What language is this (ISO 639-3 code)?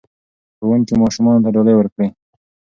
pus